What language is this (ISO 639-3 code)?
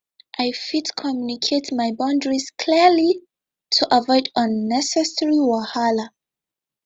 pcm